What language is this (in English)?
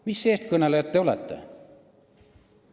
Estonian